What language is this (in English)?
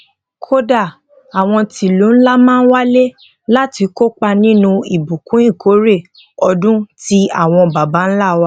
Yoruba